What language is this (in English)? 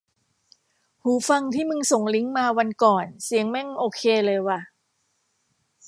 Thai